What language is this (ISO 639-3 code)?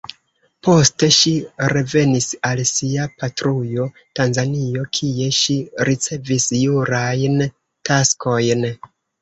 epo